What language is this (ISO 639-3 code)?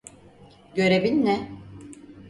tur